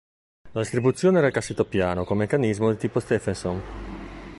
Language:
Italian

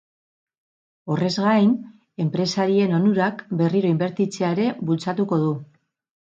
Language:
Basque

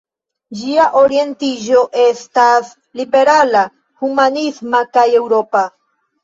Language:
Esperanto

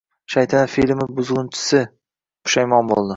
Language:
Uzbek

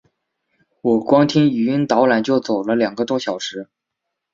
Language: Chinese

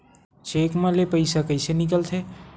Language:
Chhattisgarhi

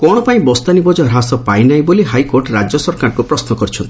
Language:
Odia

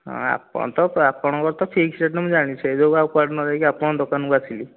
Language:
Odia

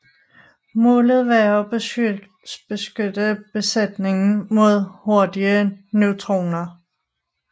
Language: Danish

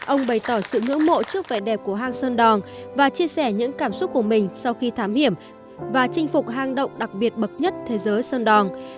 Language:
Vietnamese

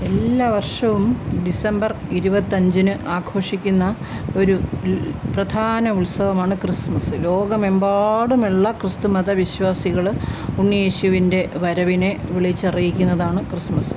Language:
Malayalam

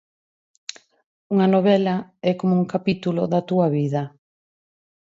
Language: Galician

